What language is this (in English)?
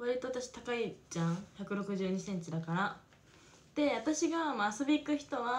Japanese